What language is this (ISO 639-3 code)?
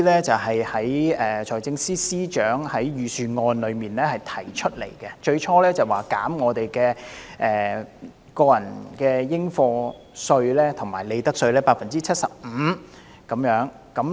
yue